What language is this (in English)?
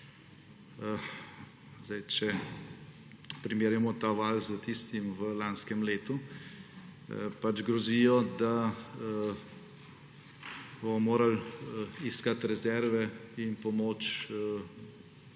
Slovenian